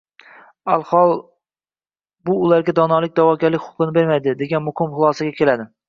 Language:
Uzbek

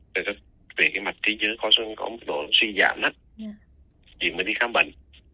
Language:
Vietnamese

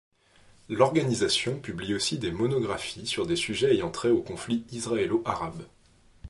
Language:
French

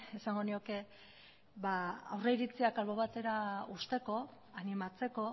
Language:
Basque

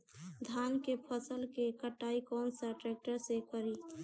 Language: Bhojpuri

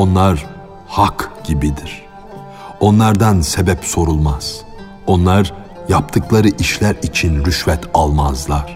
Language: Turkish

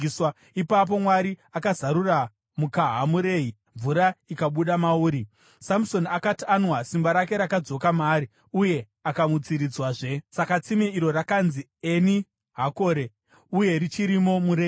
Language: Shona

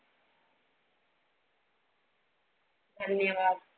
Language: Marathi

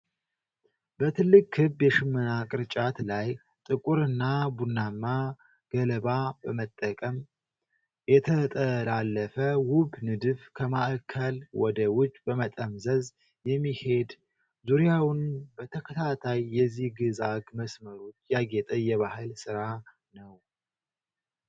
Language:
Amharic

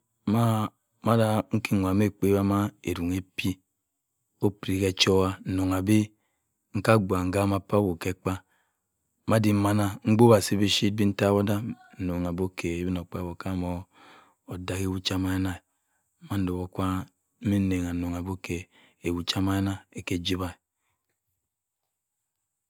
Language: Cross River Mbembe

